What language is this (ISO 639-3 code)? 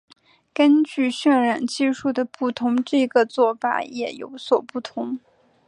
zho